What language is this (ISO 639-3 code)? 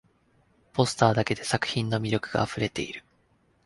jpn